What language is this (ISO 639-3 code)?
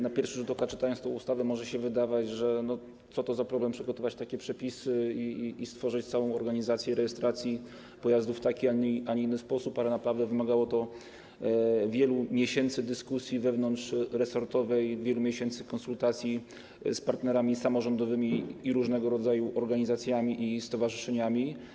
pol